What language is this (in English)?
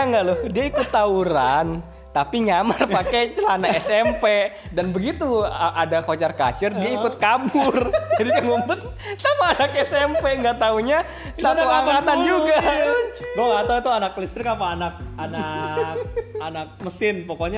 Indonesian